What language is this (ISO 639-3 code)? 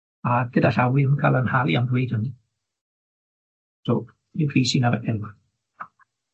cym